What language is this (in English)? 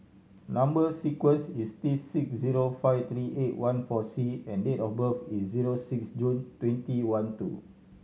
English